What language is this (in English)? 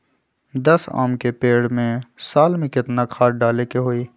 Magahi